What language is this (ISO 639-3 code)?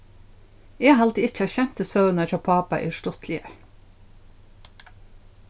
fao